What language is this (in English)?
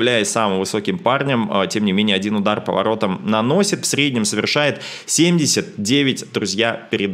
Russian